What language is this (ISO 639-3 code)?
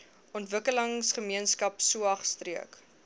afr